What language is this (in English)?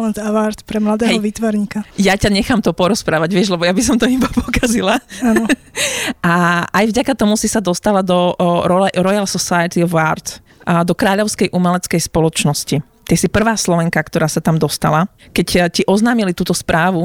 Slovak